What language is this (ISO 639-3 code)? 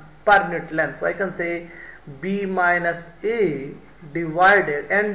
eng